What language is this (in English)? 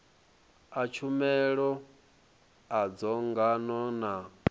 Venda